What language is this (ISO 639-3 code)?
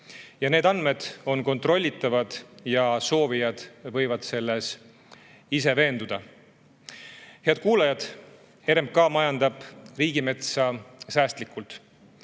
est